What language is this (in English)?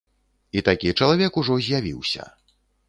Belarusian